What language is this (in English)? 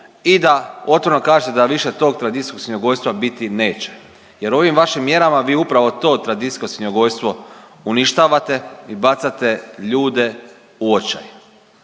Croatian